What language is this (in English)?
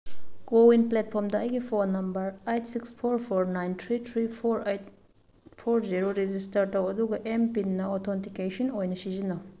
Manipuri